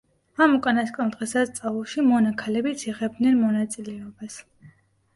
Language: Georgian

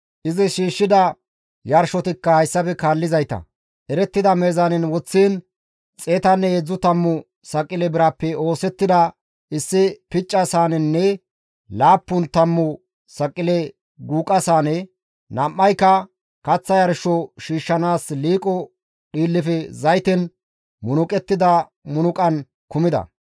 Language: Gamo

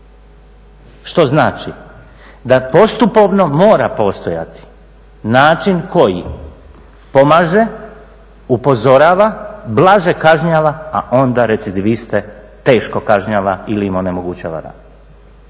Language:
Croatian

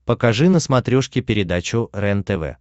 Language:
Russian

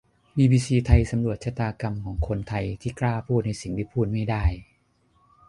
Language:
Thai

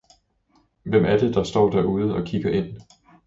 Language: Danish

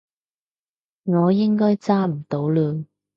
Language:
Cantonese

